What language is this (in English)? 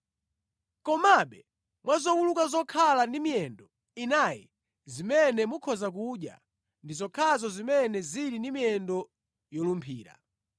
Nyanja